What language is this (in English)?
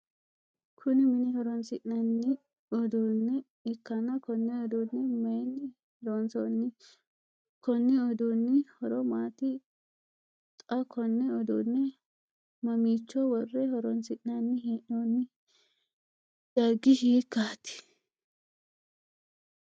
Sidamo